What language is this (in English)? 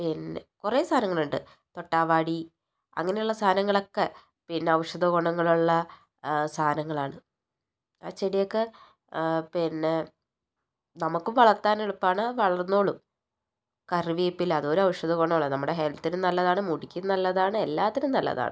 Malayalam